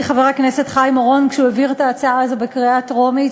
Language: Hebrew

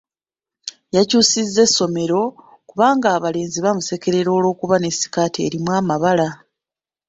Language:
Ganda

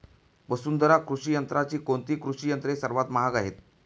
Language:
Marathi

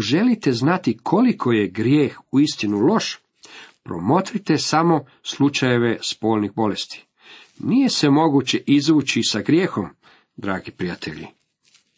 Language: Croatian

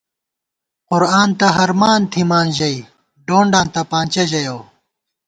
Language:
Gawar-Bati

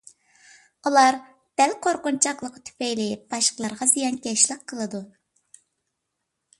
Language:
Uyghur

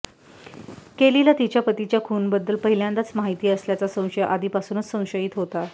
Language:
Marathi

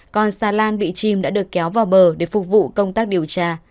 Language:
Vietnamese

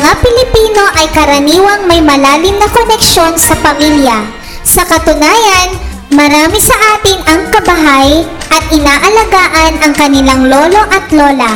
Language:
Filipino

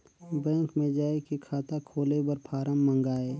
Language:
Chhattisgarhi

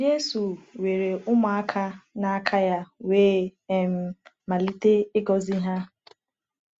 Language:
Igbo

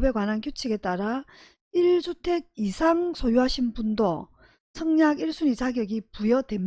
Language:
Korean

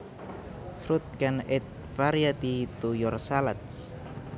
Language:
Javanese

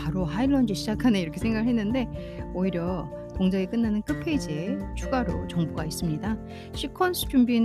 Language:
Korean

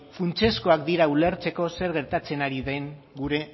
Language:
Basque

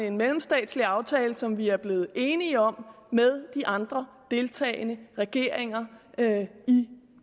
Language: Danish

